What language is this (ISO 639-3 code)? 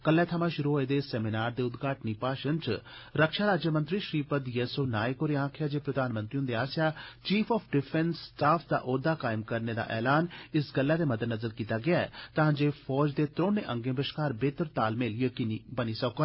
doi